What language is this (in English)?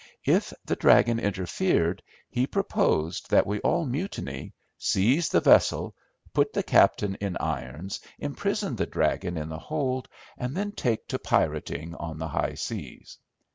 English